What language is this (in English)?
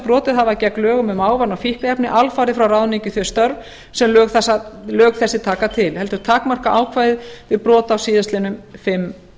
Icelandic